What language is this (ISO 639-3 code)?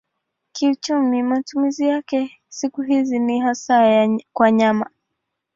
swa